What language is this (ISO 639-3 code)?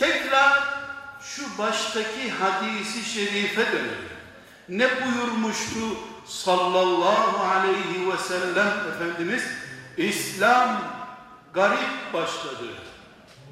tur